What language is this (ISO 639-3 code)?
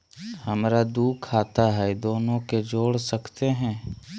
mag